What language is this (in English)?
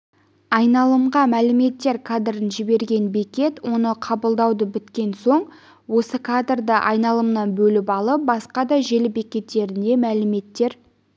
Kazakh